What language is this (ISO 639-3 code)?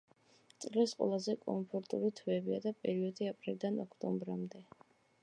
kat